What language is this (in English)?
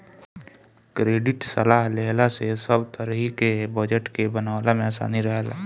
Bhojpuri